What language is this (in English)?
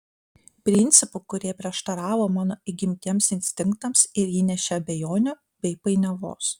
Lithuanian